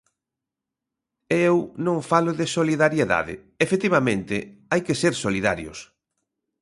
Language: Galician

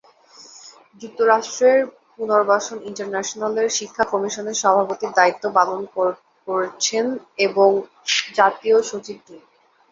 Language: Bangla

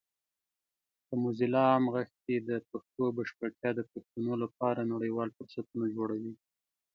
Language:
Pashto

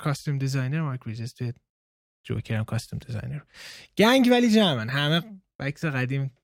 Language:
Persian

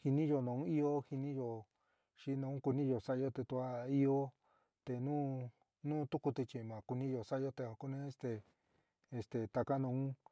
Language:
San Miguel El Grande Mixtec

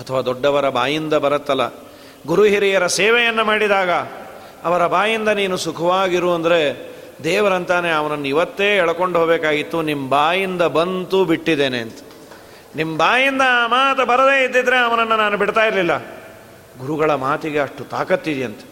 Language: Kannada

